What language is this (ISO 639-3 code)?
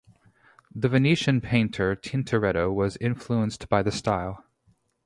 eng